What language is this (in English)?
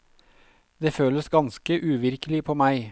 Norwegian